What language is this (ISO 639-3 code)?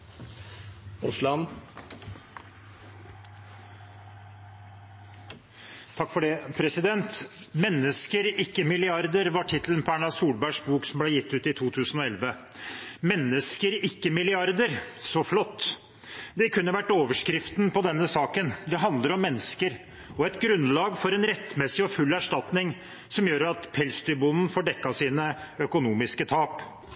nor